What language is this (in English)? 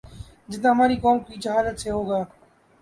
Urdu